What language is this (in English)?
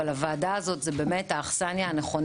Hebrew